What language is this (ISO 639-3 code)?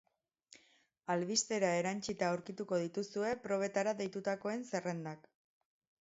eus